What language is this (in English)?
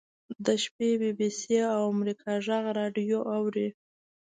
Pashto